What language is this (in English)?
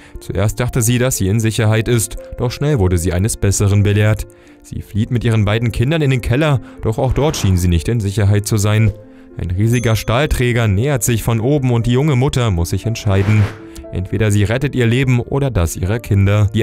German